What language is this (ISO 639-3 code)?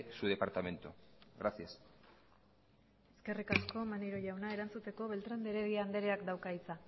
eus